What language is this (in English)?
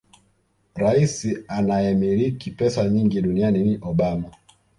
Swahili